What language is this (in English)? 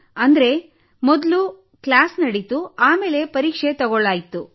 Kannada